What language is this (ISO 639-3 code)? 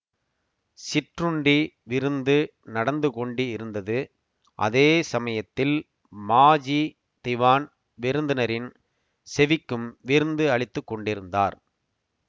tam